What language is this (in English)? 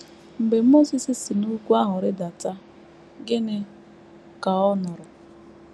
Igbo